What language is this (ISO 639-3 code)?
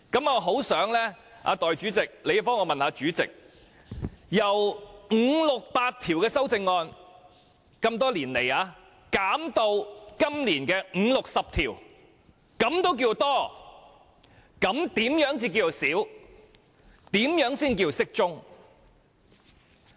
yue